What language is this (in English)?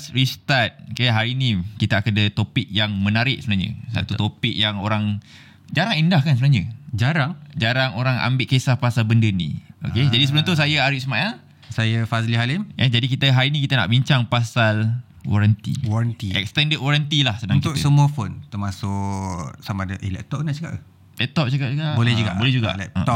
Malay